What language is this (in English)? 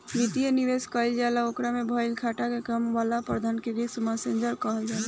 Bhojpuri